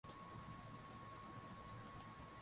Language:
Swahili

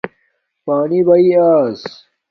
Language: Domaaki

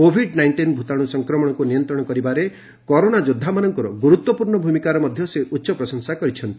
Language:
Odia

